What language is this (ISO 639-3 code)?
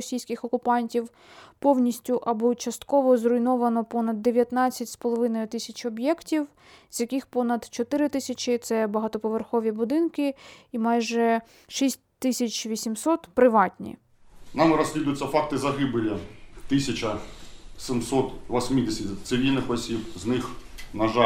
ukr